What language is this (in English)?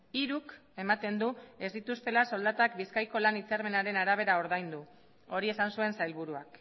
Basque